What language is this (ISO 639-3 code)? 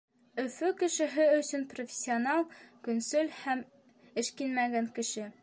bak